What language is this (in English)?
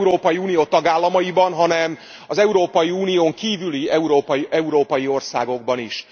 Hungarian